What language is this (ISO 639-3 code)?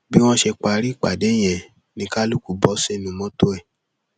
yor